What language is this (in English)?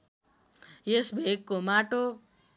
Nepali